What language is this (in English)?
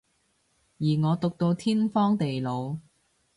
Cantonese